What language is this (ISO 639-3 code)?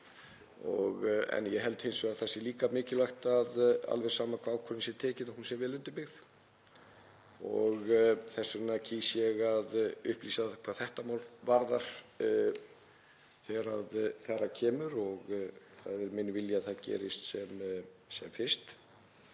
isl